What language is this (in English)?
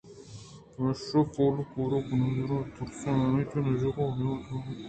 Eastern Balochi